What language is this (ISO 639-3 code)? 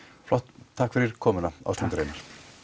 isl